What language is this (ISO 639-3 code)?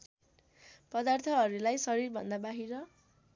nep